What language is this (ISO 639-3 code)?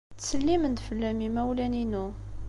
kab